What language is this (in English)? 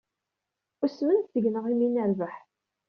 Kabyle